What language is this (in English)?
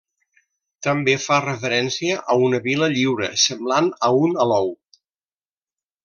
Catalan